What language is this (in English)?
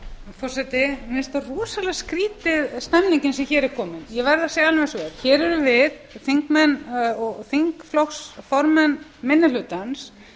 Icelandic